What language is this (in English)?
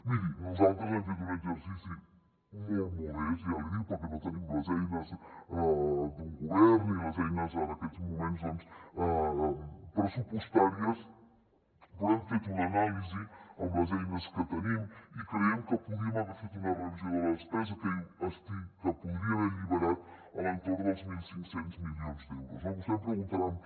Catalan